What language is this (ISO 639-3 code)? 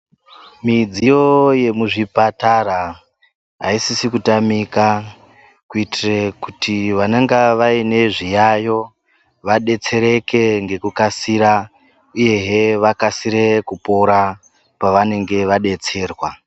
ndc